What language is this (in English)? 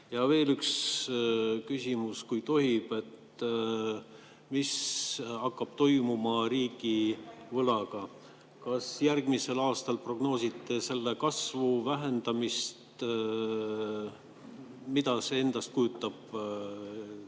Estonian